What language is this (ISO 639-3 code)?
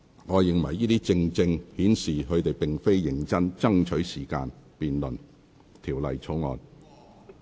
yue